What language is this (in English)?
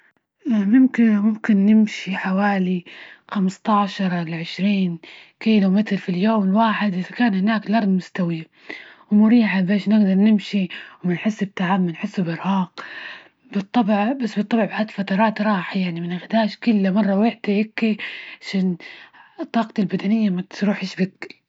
Libyan Arabic